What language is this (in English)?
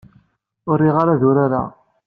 Kabyle